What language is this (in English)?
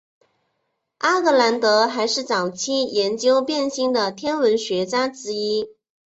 Chinese